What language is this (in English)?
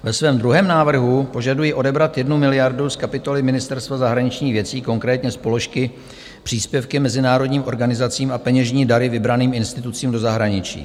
Czech